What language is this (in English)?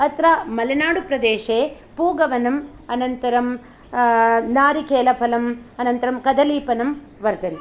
Sanskrit